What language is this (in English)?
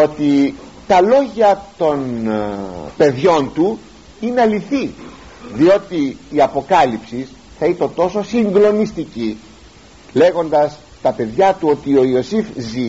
Greek